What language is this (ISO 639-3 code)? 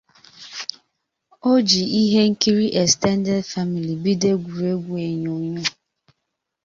ibo